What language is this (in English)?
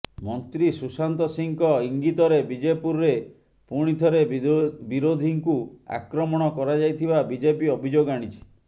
Odia